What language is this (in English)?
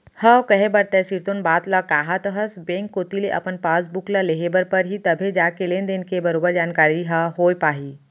Chhattisgarhi